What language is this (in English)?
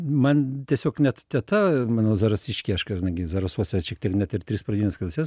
Lithuanian